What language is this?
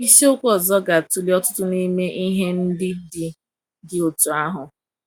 Igbo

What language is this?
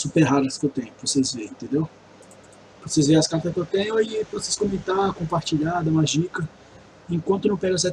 Portuguese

